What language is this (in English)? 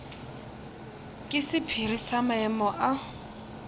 Northern Sotho